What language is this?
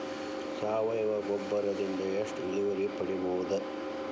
Kannada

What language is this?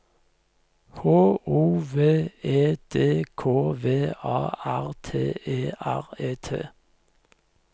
Norwegian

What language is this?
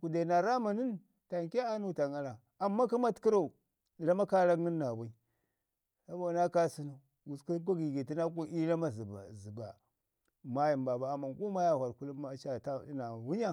Ngizim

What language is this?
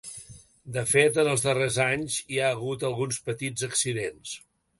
Catalan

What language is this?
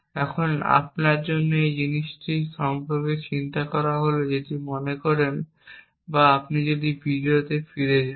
Bangla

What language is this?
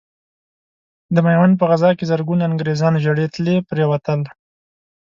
Pashto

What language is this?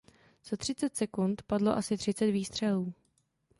Czech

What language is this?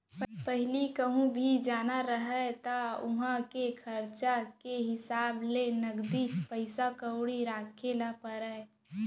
Chhattisgarhi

